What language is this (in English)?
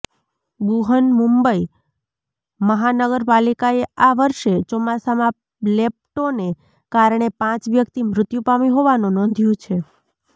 Gujarati